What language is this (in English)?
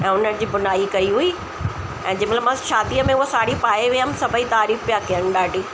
Sindhi